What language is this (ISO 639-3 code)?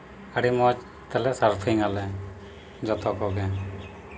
sat